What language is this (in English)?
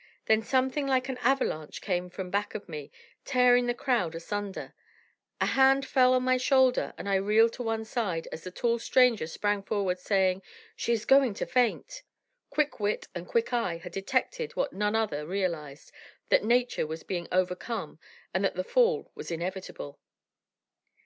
English